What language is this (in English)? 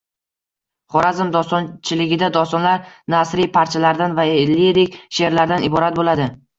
Uzbek